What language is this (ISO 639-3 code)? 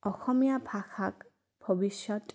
asm